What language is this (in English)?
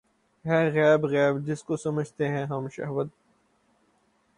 Urdu